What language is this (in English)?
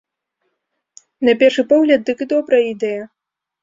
Belarusian